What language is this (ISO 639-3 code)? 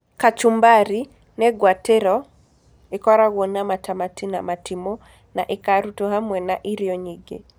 kik